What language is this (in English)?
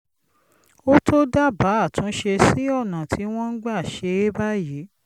Yoruba